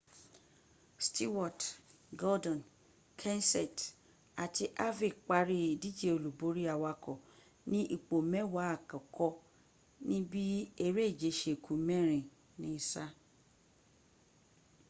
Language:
Yoruba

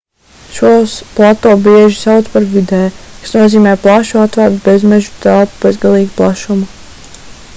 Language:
Latvian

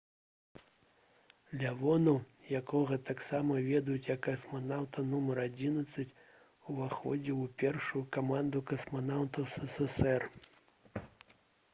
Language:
Belarusian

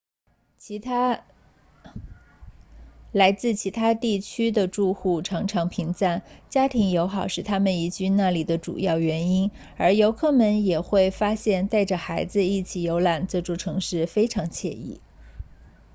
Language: Chinese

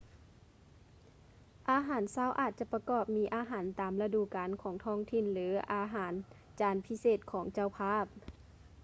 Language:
Lao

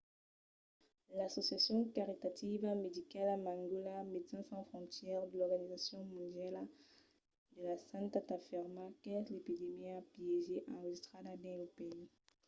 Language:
Occitan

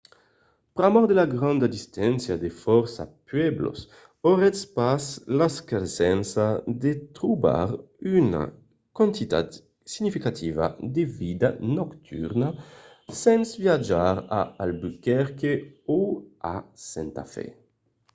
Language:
Occitan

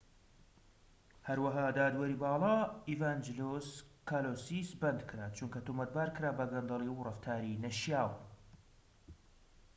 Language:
Central Kurdish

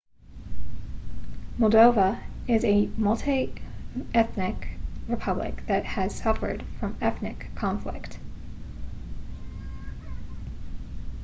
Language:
English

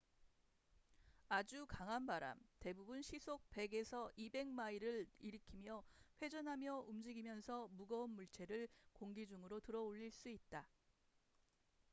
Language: Korean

